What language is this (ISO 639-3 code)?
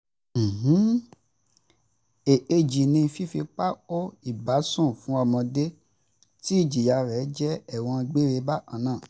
yor